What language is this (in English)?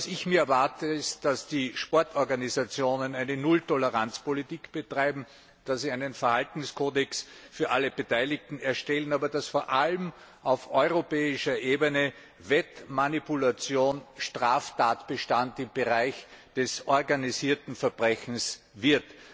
German